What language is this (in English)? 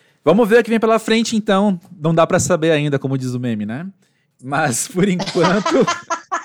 Portuguese